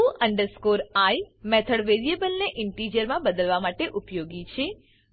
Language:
Gujarati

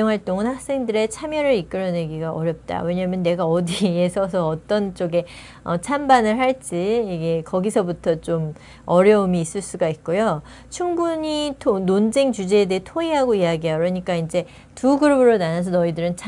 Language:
Korean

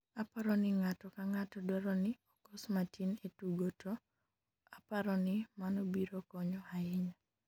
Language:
Luo (Kenya and Tanzania)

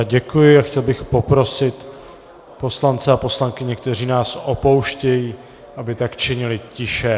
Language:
Czech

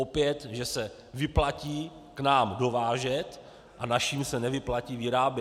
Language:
Czech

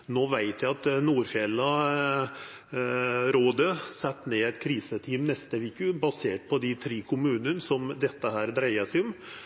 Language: Norwegian Nynorsk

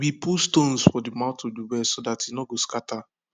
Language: Nigerian Pidgin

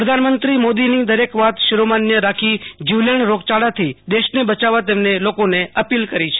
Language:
Gujarati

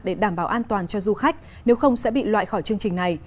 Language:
Vietnamese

